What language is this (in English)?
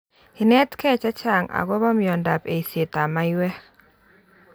Kalenjin